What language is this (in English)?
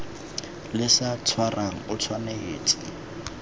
Tswana